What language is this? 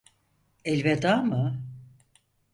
Turkish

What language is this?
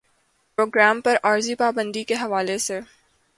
Urdu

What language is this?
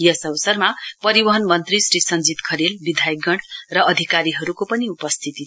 Nepali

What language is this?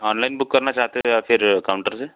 Hindi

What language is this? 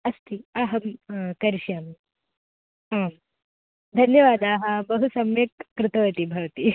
Sanskrit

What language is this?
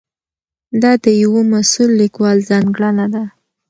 Pashto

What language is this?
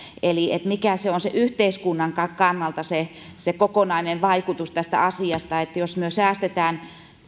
Finnish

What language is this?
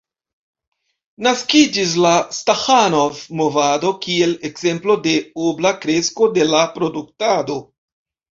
Esperanto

